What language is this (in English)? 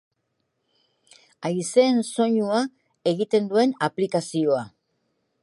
Basque